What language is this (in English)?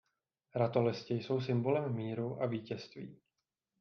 Czech